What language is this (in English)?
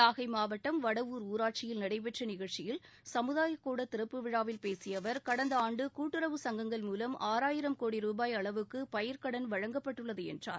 Tamil